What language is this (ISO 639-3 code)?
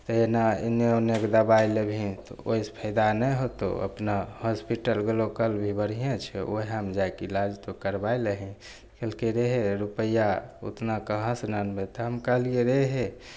mai